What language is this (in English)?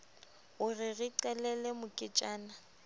Southern Sotho